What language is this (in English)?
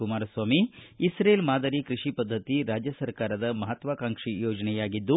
Kannada